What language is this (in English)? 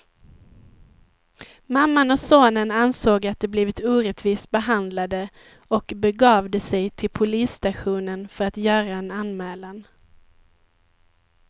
Swedish